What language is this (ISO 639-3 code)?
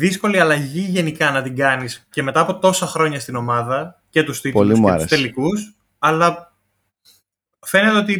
ell